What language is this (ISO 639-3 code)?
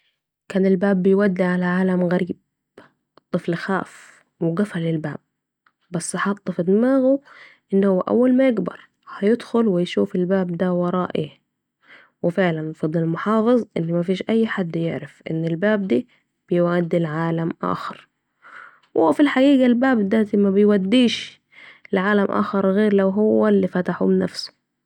aec